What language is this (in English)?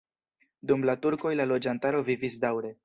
Esperanto